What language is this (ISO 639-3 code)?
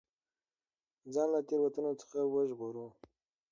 pus